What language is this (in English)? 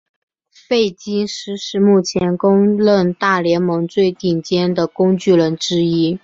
Chinese